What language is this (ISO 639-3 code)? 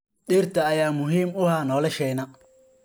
som